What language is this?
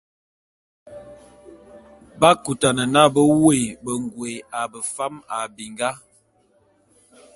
Bulu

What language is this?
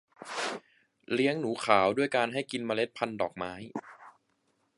Thai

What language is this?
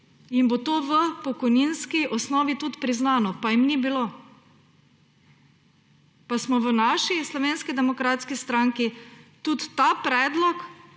Slovenian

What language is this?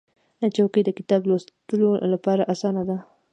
Pashto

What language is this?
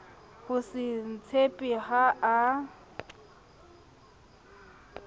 Southern Sotho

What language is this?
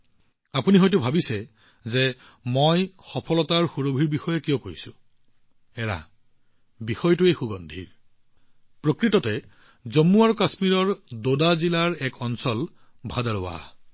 Assamese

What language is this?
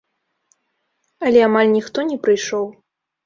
Belarusian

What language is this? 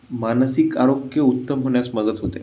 Marathi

